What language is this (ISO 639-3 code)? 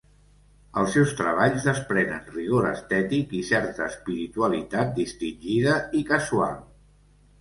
cat